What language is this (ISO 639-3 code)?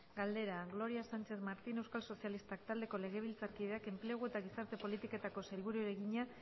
eus